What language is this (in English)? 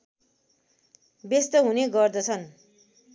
Nepali